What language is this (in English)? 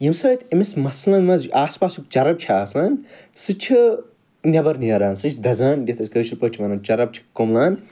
Kashmiri